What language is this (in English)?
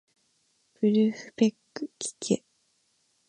Japanese